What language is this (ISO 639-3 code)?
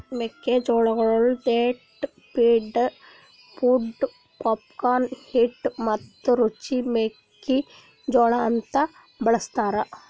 kan